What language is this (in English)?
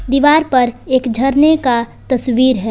Hindi